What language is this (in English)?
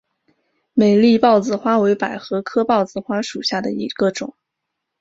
Chinese